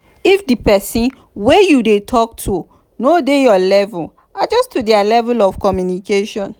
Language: Nigerian Pidgin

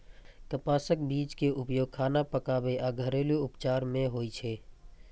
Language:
Maithili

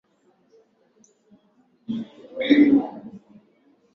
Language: Swahili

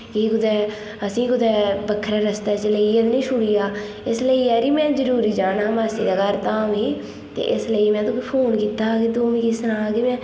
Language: Dogri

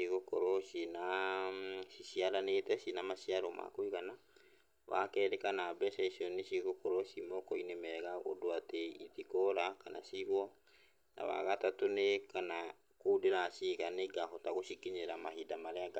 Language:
Kikuyu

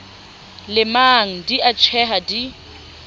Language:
Southern Sotho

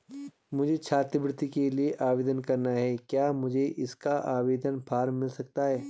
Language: Hindi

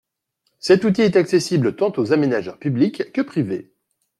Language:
French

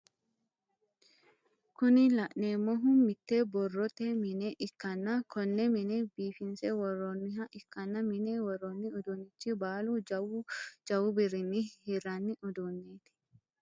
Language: Sidamo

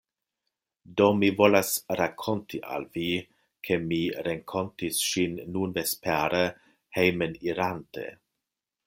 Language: Esperanto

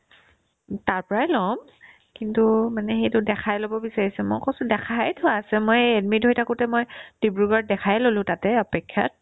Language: Assamese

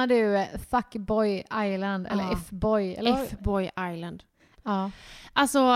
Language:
Swedish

